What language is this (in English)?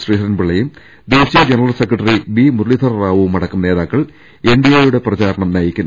Malayalam